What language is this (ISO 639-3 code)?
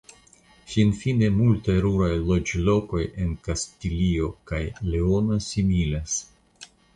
epo